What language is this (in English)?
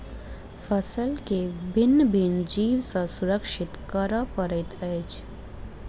Maithili